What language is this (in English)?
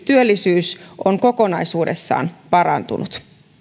Finnish